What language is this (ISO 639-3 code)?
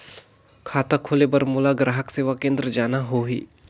hne